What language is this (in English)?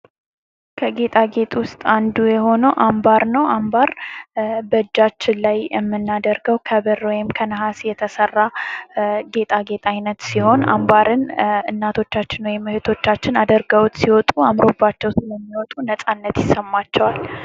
Amharic